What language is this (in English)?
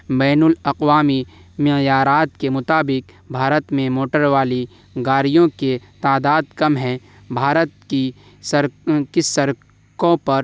Urdu